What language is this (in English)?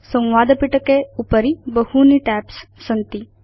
Sanskrit